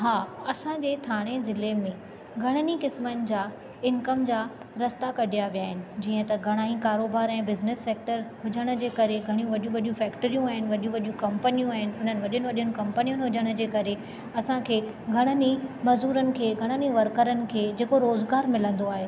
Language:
Sindhi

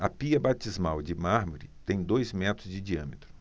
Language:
Portuguese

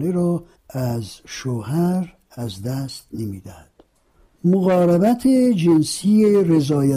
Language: Persian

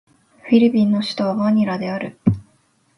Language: Japanese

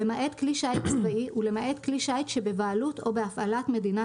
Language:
Hebrew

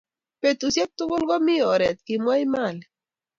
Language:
Kalenjin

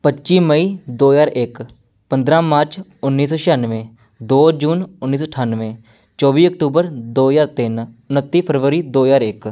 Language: Punjabi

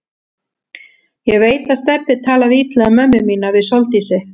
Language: Icelandic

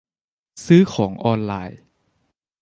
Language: Thai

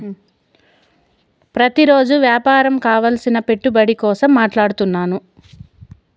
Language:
Telugu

